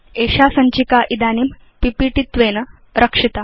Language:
Sanskrit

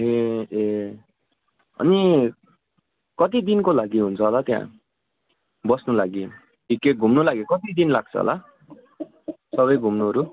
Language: Nepali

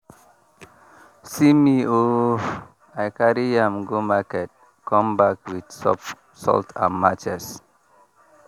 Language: Nigerian Pidgin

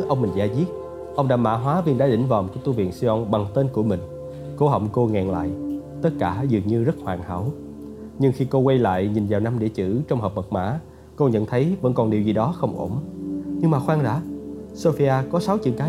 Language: Vietnamese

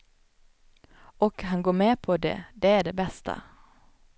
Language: Swedish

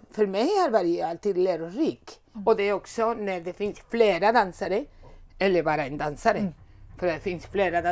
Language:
Swedish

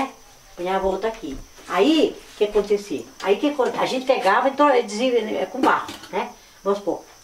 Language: Portuguese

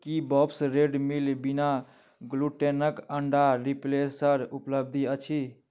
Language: Maithili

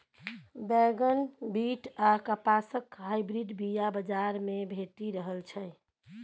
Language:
Maithili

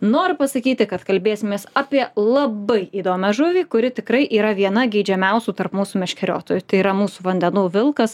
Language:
Lithuanian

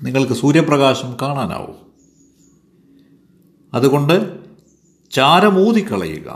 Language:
Malayalam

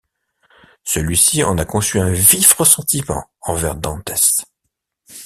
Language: French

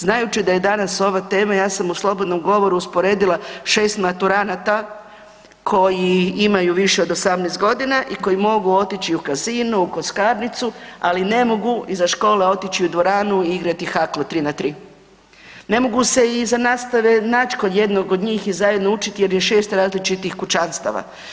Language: Croatian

